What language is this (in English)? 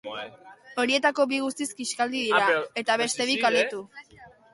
Basque